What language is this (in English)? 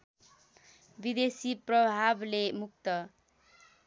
Nepali